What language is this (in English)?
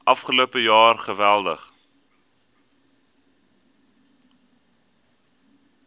Afrikaans